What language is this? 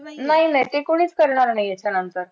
Marathi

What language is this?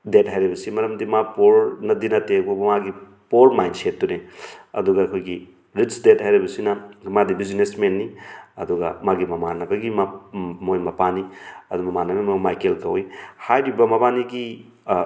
Manipuri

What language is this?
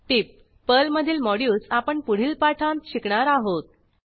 Marathi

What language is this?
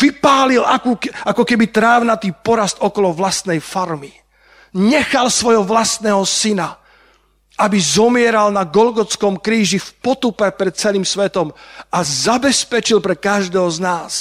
Slovak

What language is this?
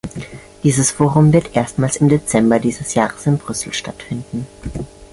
German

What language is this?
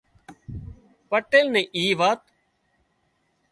Wadiyara Koli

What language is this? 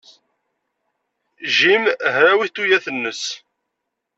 Kabyle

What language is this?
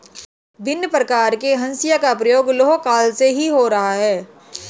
Hindi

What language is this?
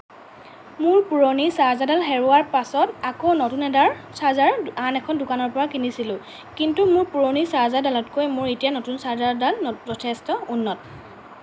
Assamese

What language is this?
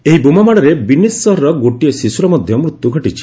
Odia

